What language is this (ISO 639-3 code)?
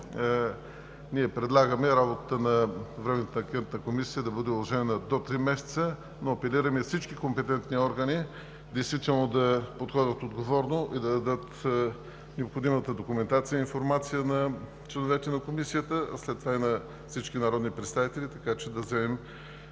bul